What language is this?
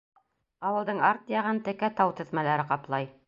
Bashkir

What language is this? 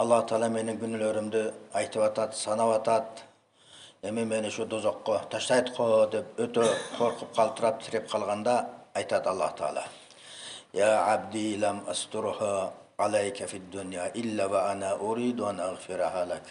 Turkish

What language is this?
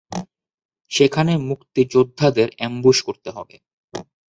Bangla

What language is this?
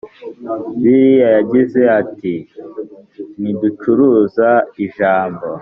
Kinyarwanda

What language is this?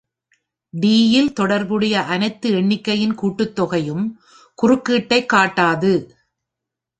Tamil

